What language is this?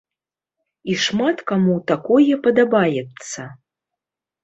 Belarusian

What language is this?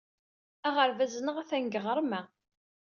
Kabyle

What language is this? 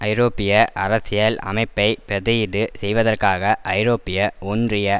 Tamil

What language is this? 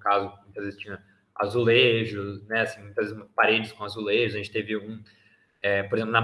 Portuguese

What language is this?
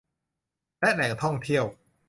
Thai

